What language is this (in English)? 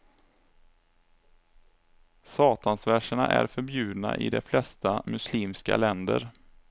Swedish